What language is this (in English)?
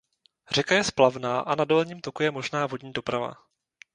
Czech